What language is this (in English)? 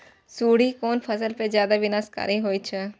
Maithili